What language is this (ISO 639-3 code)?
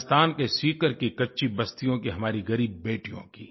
hin